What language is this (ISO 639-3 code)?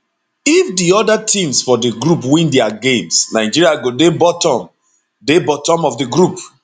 pcm